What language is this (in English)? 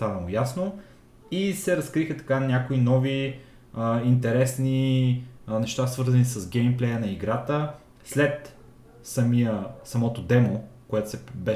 Bulgarian